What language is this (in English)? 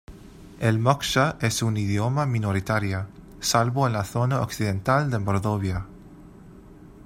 Spanish